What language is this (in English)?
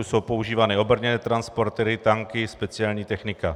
Czech